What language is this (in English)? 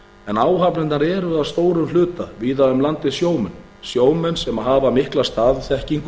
Icelandic